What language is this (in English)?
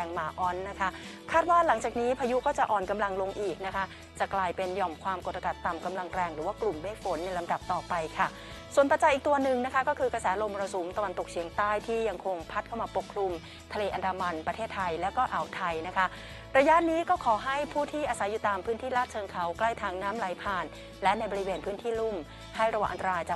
Thai